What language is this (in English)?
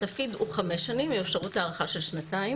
Hebrew